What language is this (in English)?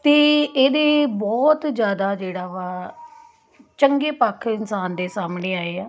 Punjabi